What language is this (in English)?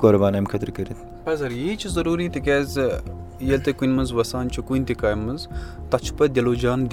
Urdu